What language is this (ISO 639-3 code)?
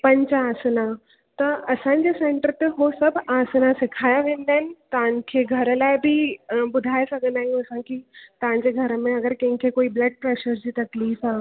snd